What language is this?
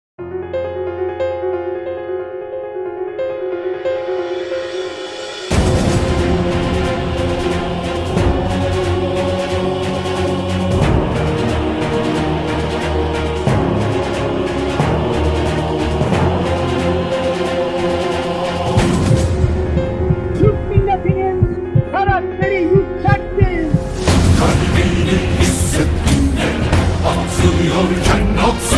Turkish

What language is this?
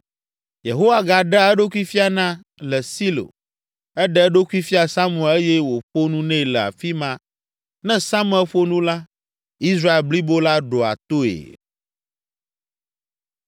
Ewe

